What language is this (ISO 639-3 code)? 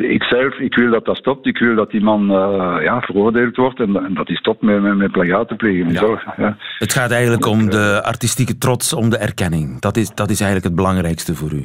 nld